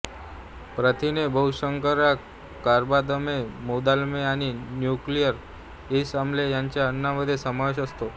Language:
Marathi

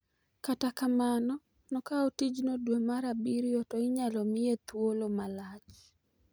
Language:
Luo (Kenya and Tanzania)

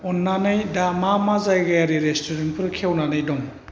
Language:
Bodo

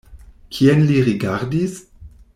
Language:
Esperanto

